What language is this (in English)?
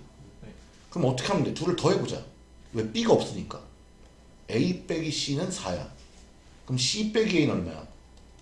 Korean